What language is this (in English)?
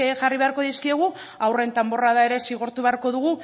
Basque